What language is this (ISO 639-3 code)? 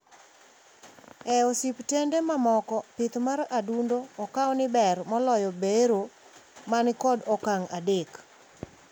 luo